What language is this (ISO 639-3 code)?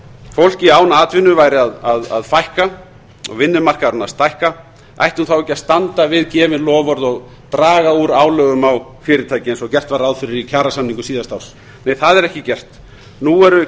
isl